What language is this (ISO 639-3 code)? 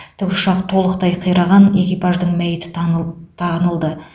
kaz